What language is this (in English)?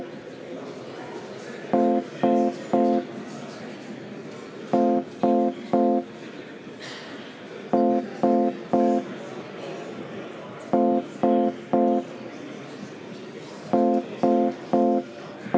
Estonian